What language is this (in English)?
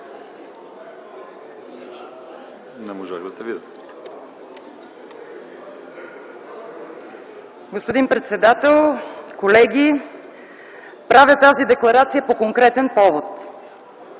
Bulgarian